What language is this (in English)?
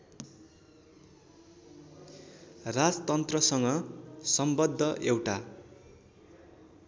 Nepali